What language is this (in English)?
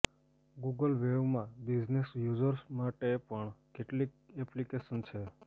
Gujarati